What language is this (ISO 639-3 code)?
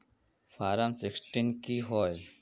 mag